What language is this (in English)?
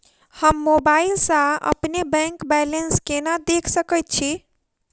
Maithili